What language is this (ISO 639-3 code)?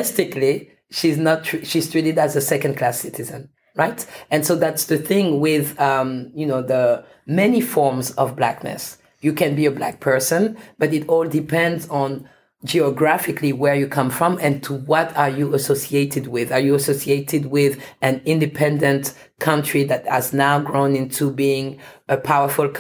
eng